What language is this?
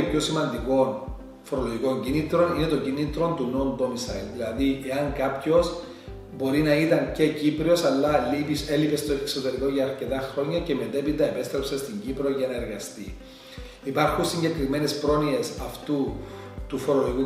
Greek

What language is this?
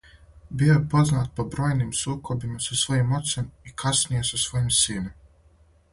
Serbian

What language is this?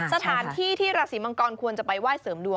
Thai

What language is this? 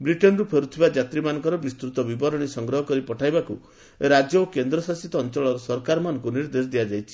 Odia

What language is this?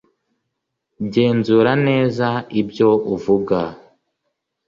Kinyarwanda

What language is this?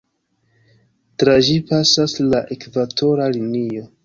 Esperanto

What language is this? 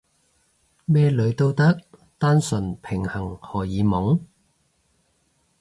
Cantonese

